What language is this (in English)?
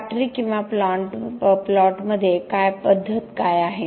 Marathi